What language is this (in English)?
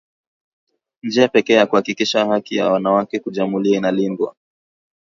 Swahili